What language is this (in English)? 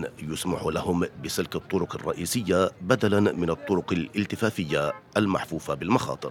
Arabic